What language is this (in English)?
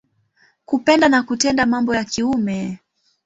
Swahili